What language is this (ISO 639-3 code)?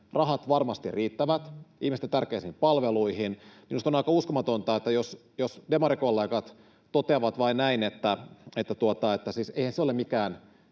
fin